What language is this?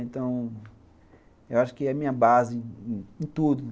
Portuguese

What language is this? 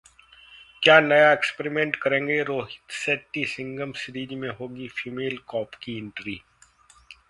Hindi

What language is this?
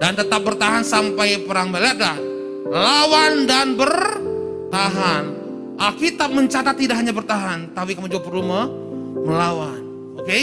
Indonesian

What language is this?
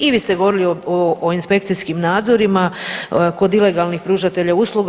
Croatian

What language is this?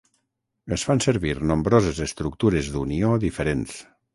Catalan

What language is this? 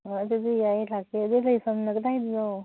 Manipuri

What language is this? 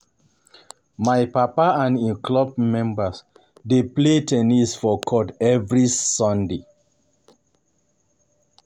Nigerian Pidgin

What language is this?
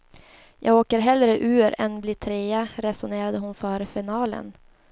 Swedish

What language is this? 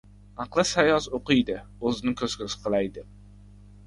Uzbek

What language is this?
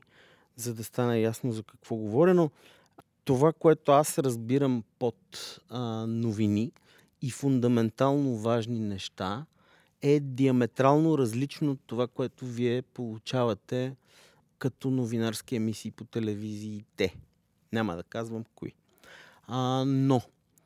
Bulgarian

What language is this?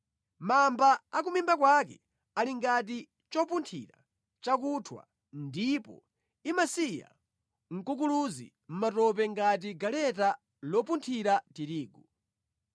Nyanja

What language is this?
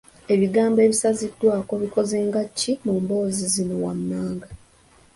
Ganda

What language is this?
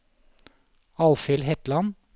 Norwegian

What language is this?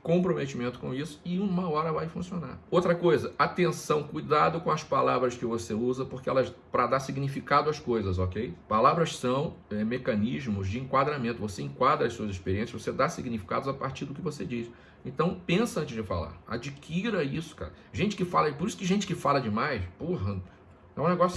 Portuguese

